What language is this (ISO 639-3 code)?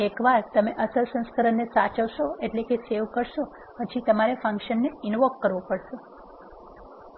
guj